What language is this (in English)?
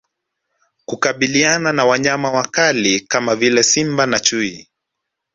Swahili